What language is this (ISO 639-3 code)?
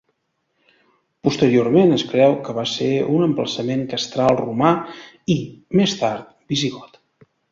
cat